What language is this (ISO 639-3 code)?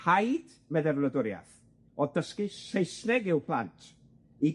cym